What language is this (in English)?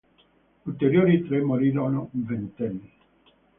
Italian